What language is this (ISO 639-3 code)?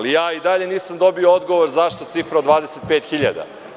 srp